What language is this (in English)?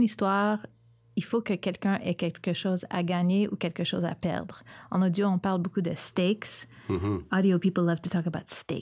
French